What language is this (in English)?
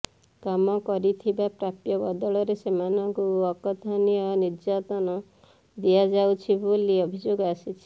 Odia